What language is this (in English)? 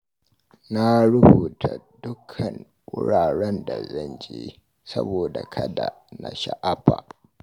Hausa